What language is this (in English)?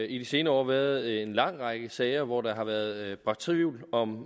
Danish